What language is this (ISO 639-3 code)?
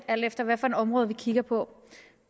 dan